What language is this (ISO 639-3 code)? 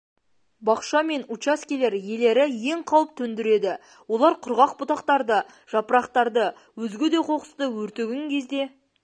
kaz